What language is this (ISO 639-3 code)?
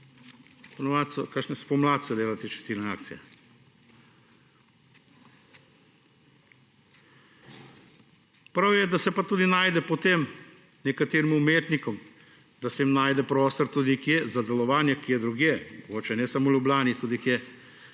slv